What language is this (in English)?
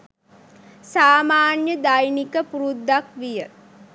Sinhala